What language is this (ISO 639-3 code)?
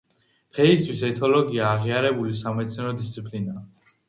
kat